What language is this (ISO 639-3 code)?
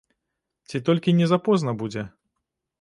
bel